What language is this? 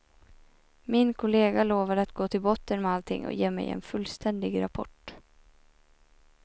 Swedish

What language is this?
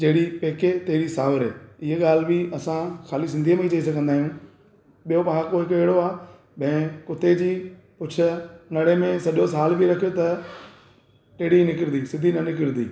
Sindhi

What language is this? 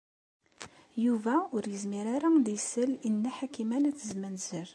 Kabyle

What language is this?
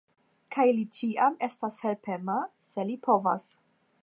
Esperanto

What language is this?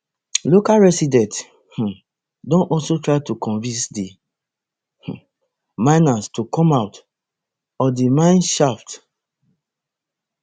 Nigerian Pidgin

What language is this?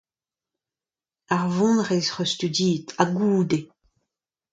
Breton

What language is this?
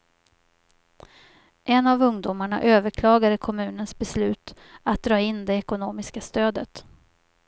Swedish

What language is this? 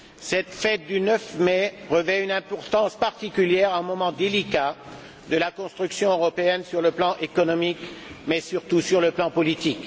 French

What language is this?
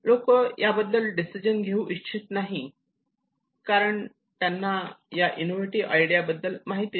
Marathi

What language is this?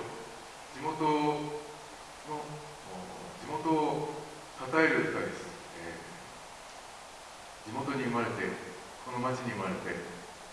Japanese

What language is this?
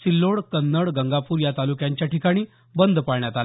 Marathi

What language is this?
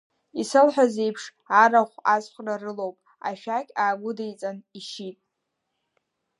Abkhazian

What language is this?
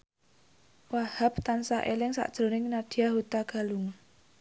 Javanese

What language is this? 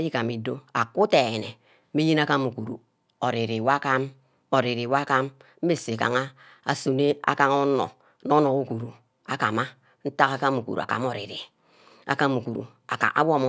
Ubaghara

